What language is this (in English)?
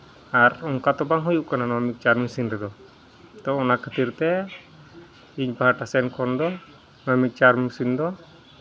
Santali